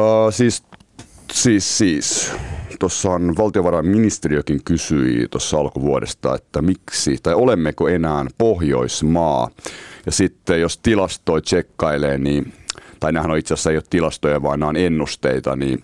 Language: Finnish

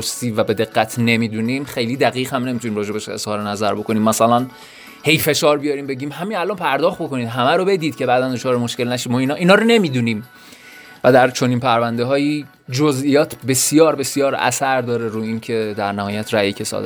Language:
Persian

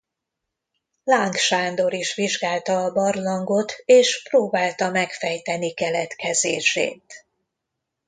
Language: Hungarian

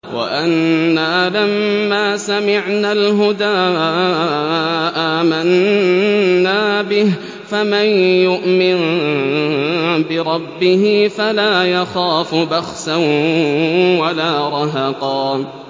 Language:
Arabic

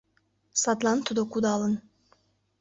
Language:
Mari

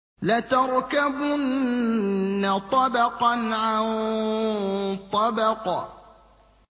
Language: Arabic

